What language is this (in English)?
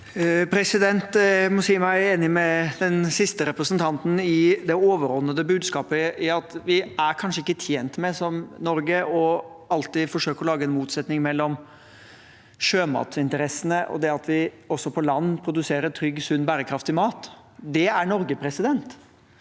Norwegian